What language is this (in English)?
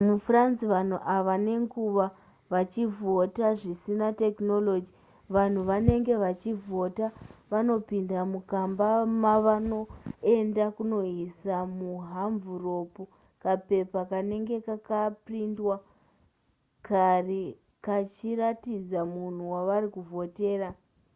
Shona